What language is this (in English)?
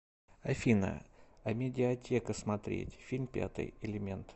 Russian